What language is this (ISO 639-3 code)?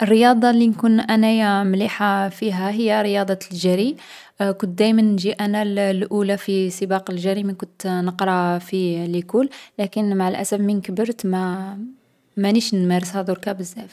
arq